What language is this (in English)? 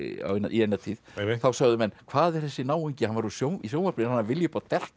Icelandic